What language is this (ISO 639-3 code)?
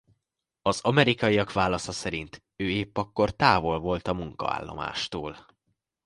hun